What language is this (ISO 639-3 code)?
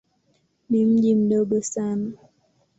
swa